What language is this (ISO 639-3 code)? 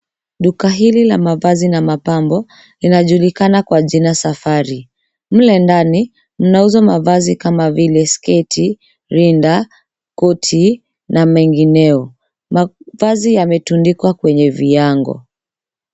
swa